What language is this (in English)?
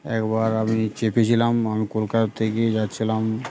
Bangla